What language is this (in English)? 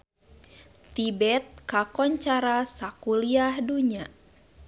Sundanese